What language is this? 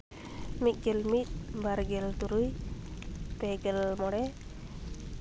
Santali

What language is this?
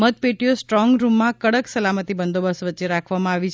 Gujarati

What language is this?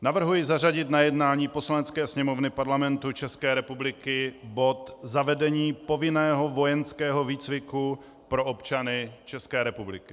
Czech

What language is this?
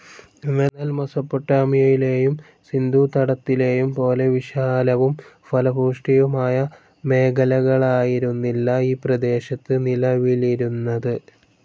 Malayalam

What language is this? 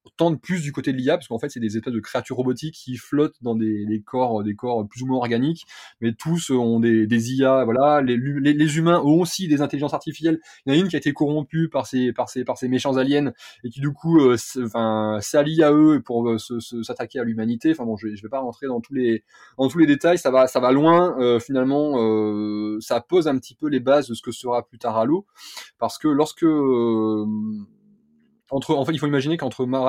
French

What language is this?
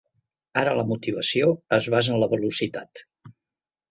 Catalan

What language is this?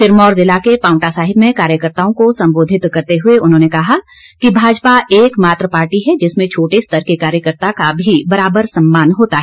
Hindi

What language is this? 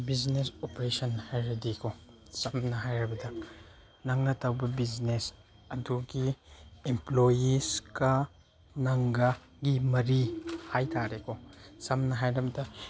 Manipuri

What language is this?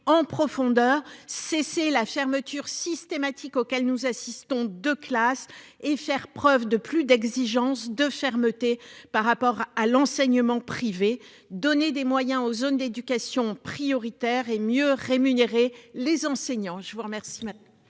French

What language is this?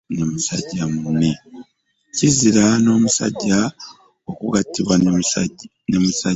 Ganda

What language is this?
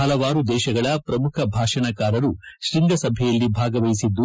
Kannada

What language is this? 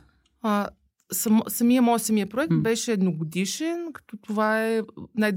Bulgarian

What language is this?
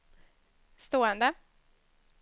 Swedish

